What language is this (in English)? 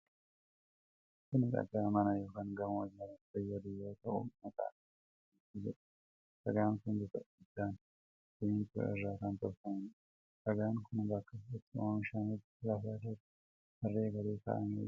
Oromo